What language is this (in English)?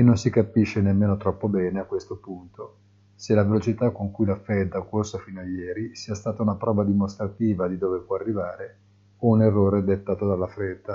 Italian